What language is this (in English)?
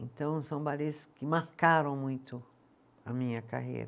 Portuguese